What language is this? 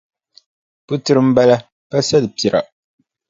Dagbani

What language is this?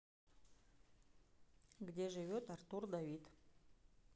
Russian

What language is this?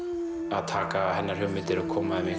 Icelandic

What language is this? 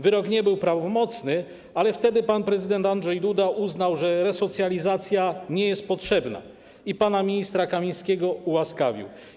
Polish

